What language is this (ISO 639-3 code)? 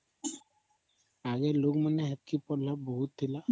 ori